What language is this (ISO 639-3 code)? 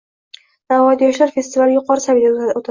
uzb